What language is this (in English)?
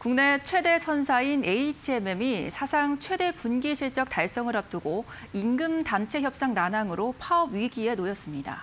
Korean